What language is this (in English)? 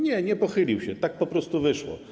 Polish